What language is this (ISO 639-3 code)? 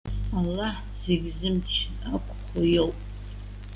abk